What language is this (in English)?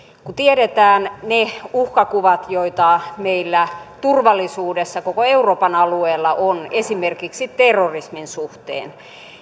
Finnish